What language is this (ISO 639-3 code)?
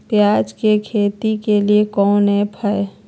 mag